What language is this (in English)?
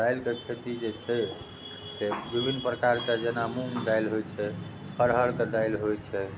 Maithili